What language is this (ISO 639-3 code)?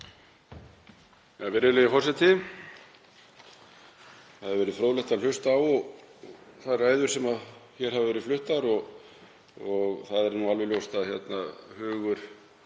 isl